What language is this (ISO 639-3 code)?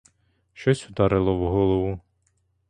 ukr